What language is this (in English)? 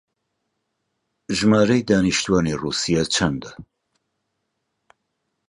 Central Kurdish